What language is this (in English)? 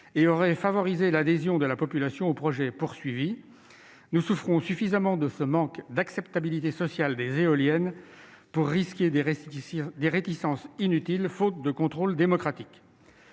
French